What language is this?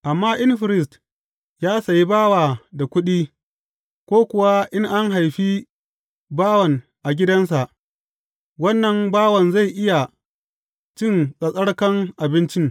Hausa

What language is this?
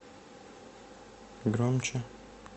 Russian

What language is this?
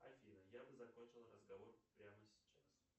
Russian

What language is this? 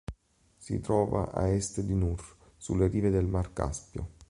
Italian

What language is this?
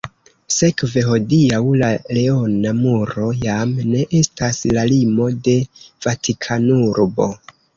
Esperanto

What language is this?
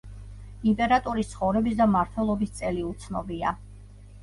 Georgian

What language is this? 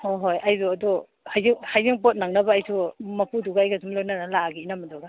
Manipuri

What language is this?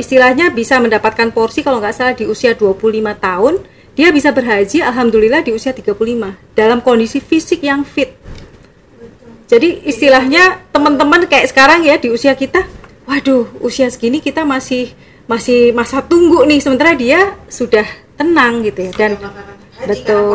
Indonesian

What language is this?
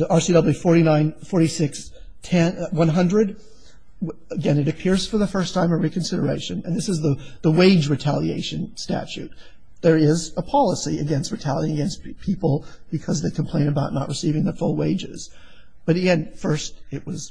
English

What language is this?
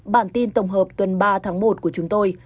Vietnamese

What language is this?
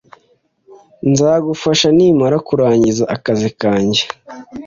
Kinyarwanda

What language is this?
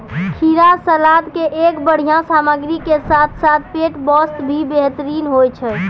Maithili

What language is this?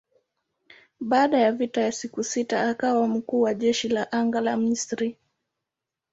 Swahili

